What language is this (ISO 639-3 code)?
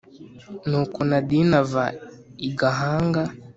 kin